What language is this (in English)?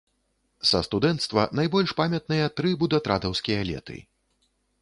Belarusian